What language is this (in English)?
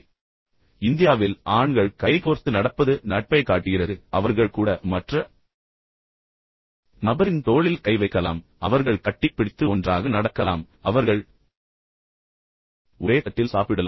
Tamil